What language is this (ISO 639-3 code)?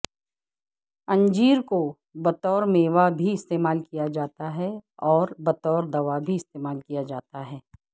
urd